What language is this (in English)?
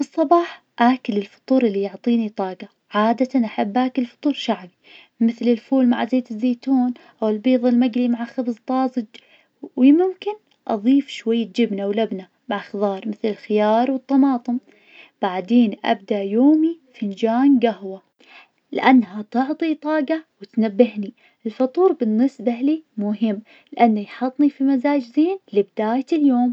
Najdi Arabic